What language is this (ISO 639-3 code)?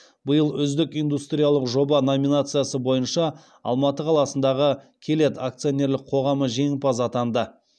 kaz